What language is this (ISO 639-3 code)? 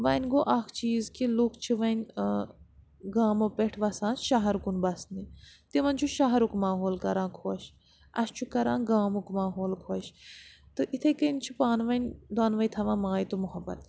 kas